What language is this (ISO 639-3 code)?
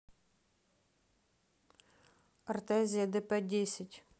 rus